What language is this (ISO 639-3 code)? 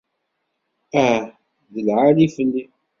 kab